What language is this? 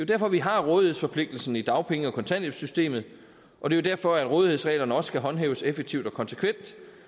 Danish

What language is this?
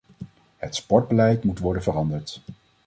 Dutch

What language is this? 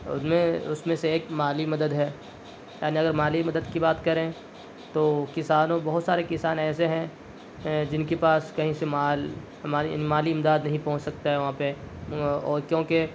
Urdu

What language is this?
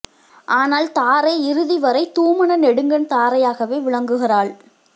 Tamil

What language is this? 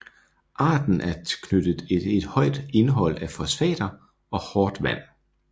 Danish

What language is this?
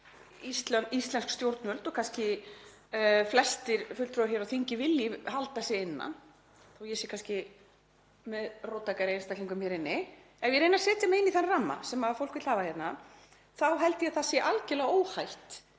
Icelandic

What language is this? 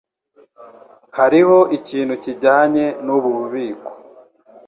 Kinyarwanda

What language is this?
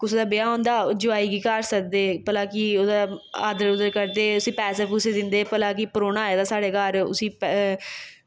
Dogri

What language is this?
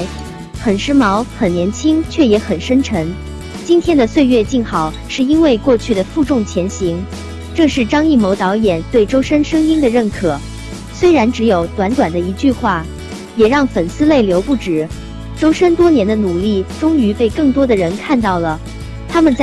Chinese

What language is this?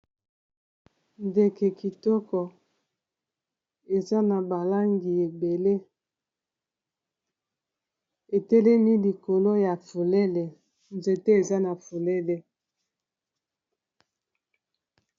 Lingala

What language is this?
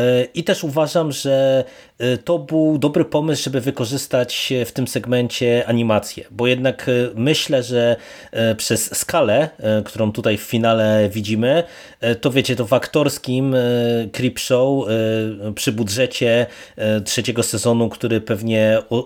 Polish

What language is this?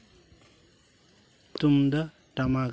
Santali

